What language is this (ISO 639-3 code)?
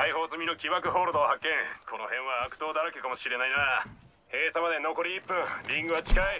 jpn